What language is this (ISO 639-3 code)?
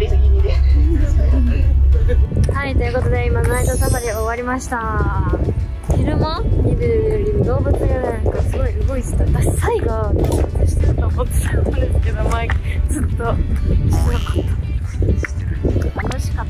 jpn